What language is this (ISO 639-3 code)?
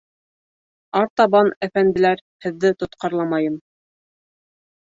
bak